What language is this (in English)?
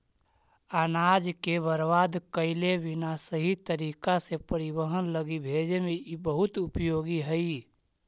Magahi